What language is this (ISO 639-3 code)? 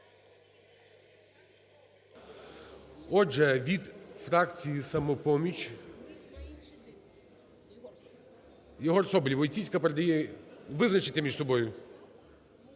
ukr